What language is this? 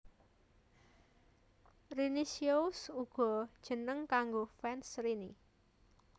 Javanese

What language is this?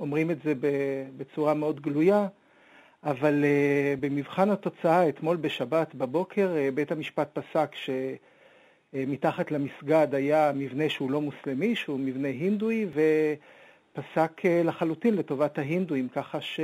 Hebrew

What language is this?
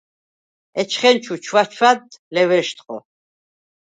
Svan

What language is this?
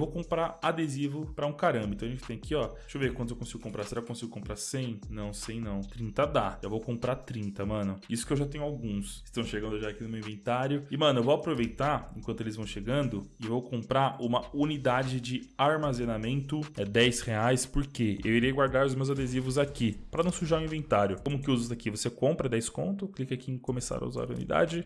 Portuguese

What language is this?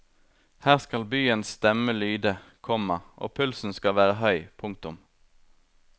Norwegian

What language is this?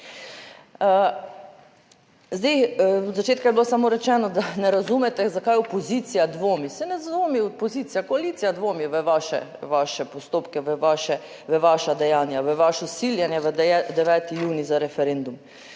Slovenian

